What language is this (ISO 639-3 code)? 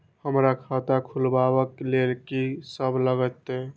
mai